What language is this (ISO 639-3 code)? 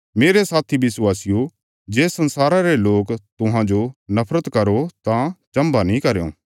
kfs